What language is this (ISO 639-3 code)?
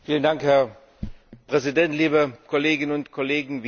deu